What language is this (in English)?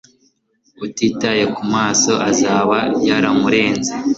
Kinyarwanda